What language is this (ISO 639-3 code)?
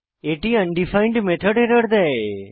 ben